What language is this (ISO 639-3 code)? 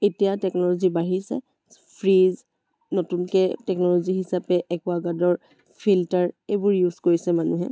asm